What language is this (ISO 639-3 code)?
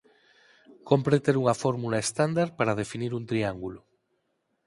glg